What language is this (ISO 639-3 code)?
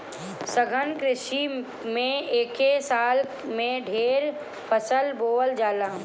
bho